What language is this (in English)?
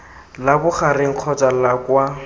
Tswana